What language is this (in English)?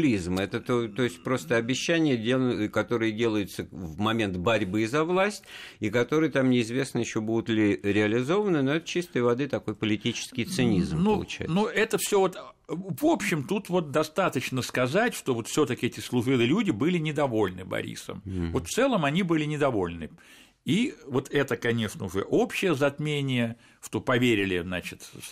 Russian